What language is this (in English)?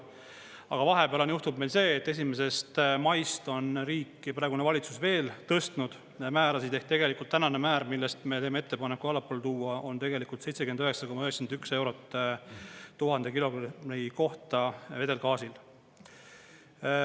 Estonian